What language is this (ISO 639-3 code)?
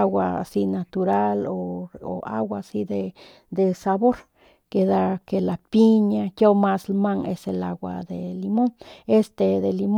pmq